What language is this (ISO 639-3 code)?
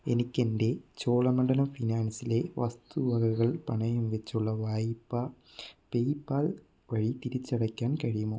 mal